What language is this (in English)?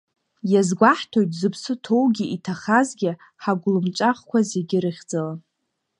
Abkhazian